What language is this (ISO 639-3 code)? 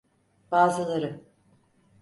tur